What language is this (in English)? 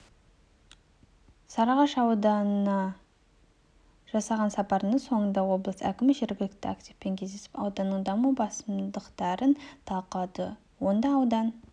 Kazakh